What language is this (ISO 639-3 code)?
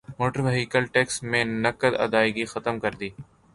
urd